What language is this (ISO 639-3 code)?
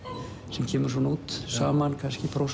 isl